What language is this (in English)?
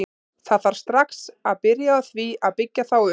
Icelandic